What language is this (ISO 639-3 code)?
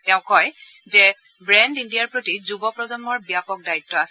asm